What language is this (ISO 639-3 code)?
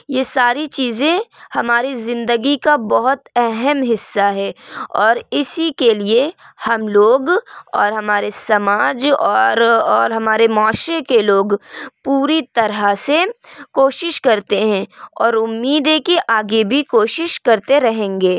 urd